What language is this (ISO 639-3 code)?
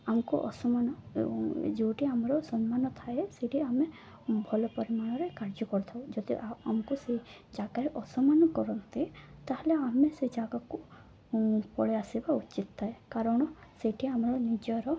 ori